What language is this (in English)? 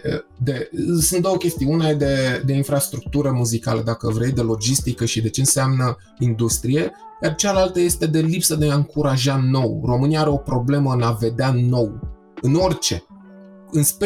Romanian